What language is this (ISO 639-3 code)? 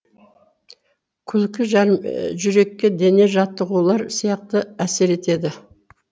kaz